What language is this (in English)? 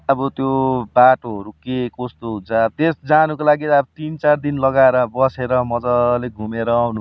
Nepali